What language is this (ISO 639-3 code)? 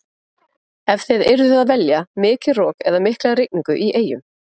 isl